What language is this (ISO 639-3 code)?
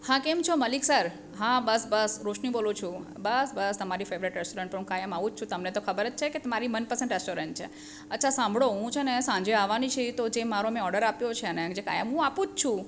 guj